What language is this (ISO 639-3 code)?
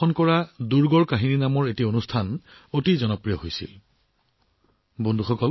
asm